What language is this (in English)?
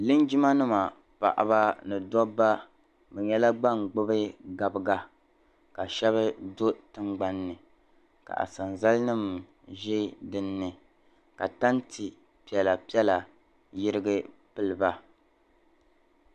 Dagbani